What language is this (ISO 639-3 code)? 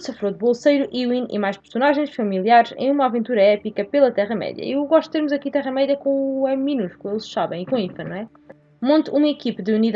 por